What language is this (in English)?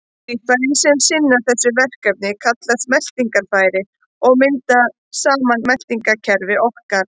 Icelandic